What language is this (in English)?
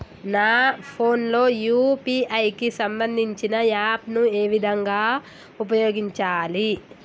Telugu